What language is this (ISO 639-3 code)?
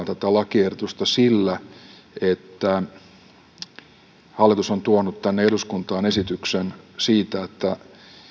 fin